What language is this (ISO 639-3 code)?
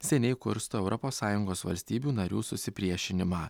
lit